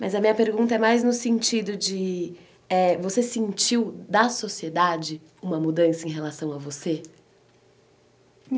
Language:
Portuguese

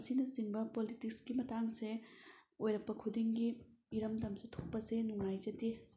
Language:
Manipuri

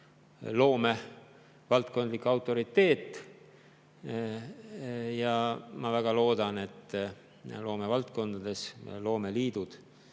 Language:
Estonian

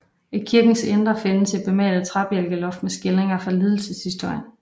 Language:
Danish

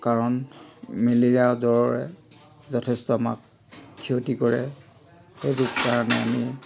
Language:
Assamese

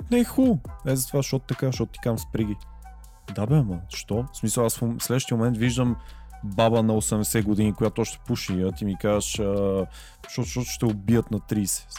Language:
Bulgarian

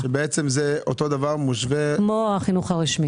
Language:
Hebrew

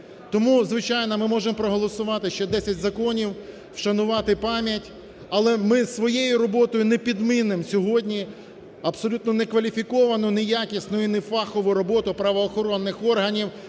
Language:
Ukrainian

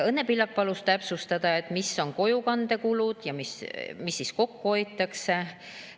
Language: Estonian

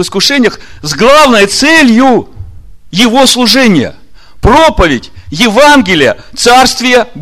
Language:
Russian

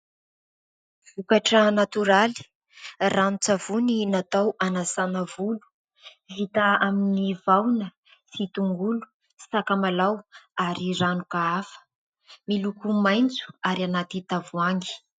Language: Malagasy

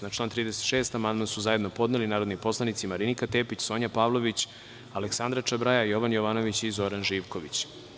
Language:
Serbian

